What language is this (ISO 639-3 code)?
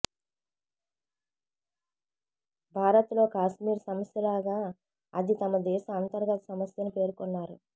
tel